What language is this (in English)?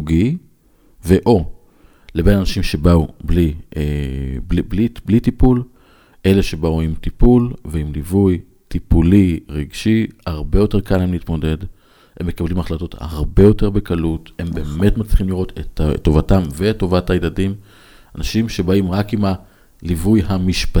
Hebrew